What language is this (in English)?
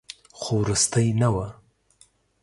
Pashto